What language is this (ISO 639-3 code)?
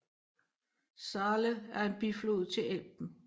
dan